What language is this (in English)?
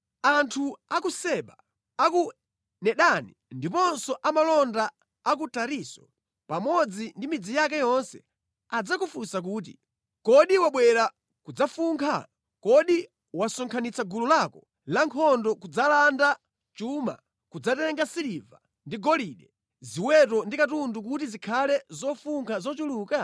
Nyanja